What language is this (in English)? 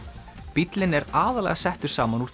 Icelandic